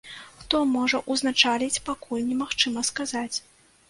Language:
Belarusian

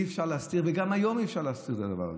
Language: Hebrew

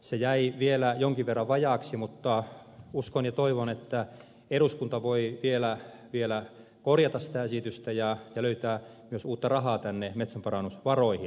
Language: Finnish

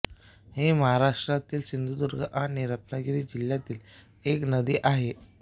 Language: Marathi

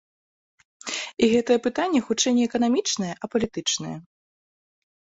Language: Belarusian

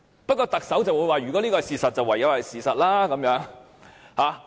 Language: Cantonese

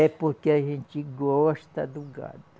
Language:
Portuguese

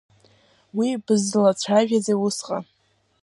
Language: Abkhazian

